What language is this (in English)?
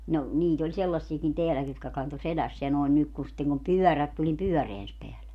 Finnish